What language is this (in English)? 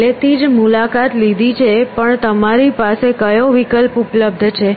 Gujarati